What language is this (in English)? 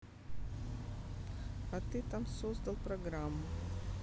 Russian